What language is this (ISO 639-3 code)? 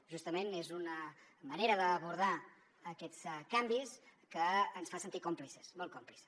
cat